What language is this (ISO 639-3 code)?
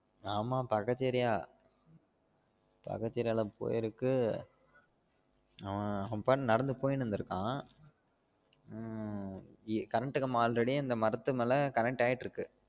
tam